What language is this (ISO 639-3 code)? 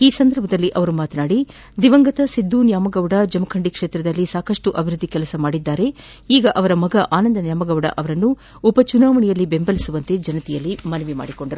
kan